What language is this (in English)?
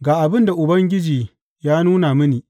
Hausa